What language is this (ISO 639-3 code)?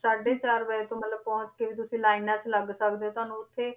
pan